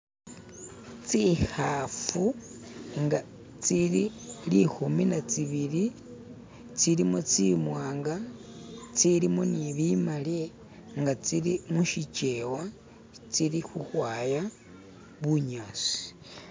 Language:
Masaaba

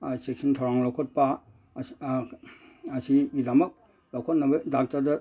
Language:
Manipuri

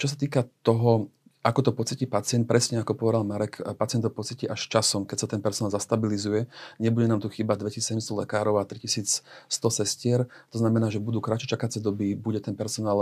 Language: Slovak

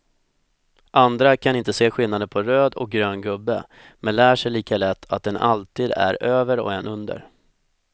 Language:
Swedish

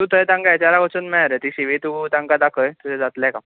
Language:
Konkani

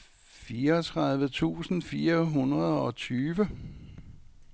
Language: Danish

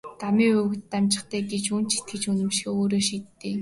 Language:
Mongolian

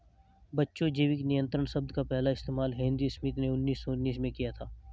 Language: Hindi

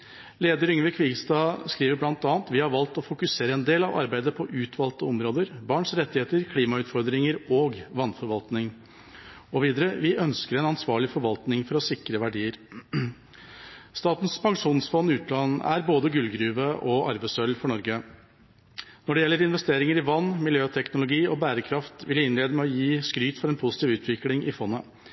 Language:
Norwegian Bokmål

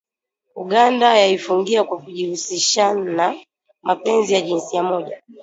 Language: Swahili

